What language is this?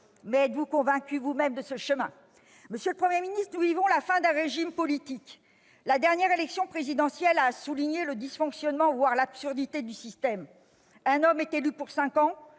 French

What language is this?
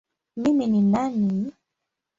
Swahili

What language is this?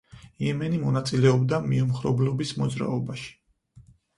Georgian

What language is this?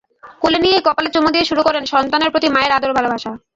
Bangla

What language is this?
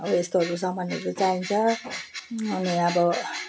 Nepali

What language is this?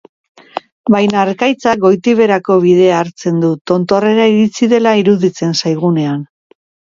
Basque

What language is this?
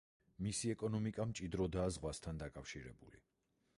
Georgian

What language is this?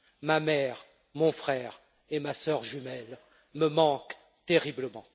French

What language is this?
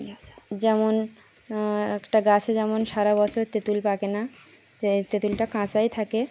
Bangla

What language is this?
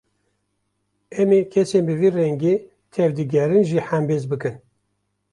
Kurdish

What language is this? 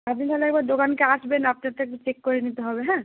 Bangla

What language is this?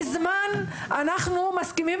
Hebrew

